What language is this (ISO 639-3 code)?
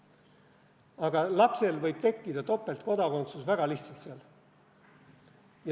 est